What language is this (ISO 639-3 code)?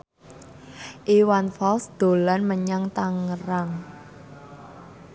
jav